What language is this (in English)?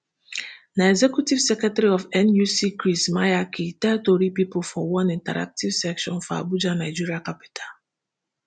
Nigerian Pidgin